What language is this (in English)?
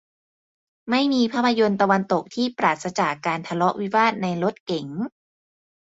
Thai